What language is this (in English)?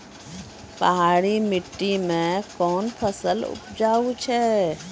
Maithili